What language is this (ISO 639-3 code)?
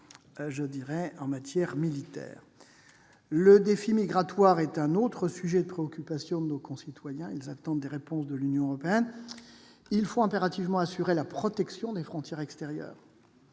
fra